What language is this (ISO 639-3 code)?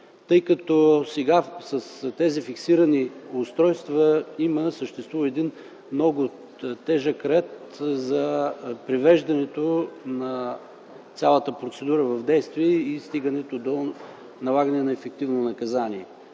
bul